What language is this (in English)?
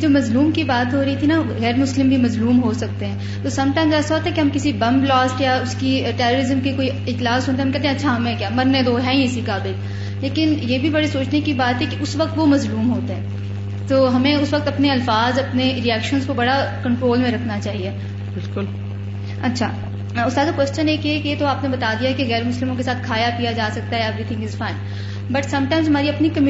Urdu